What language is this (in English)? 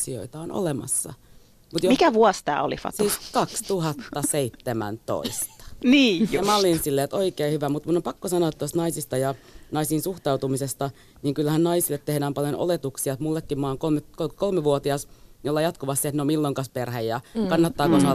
Finnish